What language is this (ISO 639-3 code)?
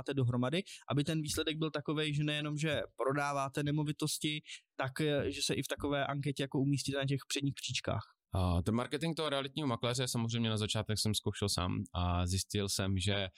ces